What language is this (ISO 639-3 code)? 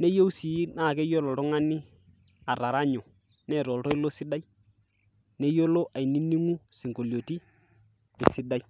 mas